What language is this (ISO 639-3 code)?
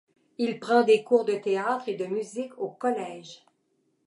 fra